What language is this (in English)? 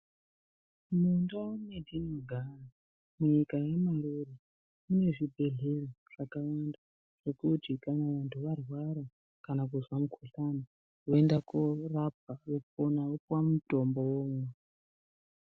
Ndau